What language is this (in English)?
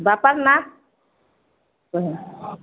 Odia